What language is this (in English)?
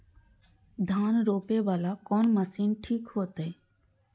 Maithili